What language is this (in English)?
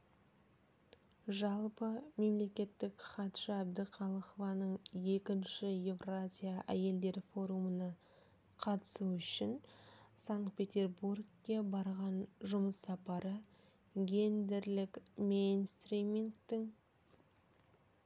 Kazakh